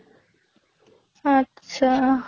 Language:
Assamese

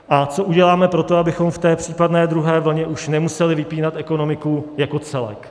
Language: Czech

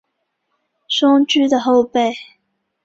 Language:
Chinese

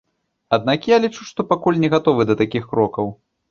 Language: Belarusian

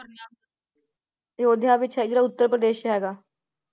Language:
Punjabi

